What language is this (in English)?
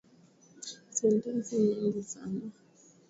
Swahili